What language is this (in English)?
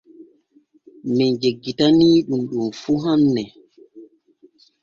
Borgu Fulfulde